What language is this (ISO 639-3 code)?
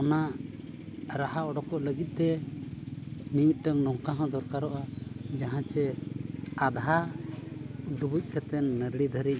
sat